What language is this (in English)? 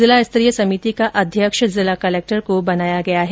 Hindi